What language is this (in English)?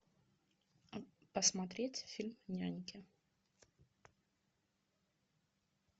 Russian